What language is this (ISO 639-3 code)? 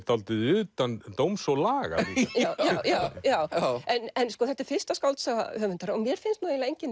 isl